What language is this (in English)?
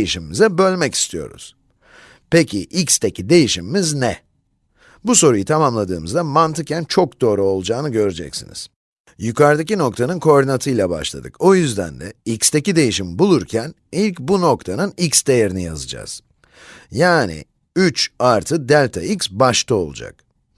Turkish